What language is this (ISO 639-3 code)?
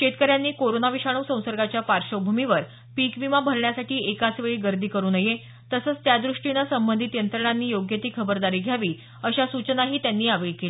mar